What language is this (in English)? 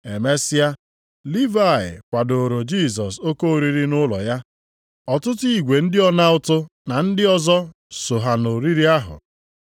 Igbo